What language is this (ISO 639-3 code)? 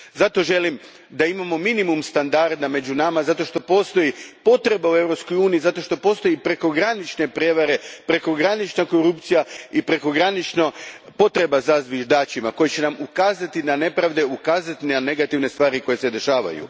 hrv